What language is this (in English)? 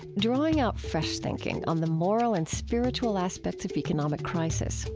English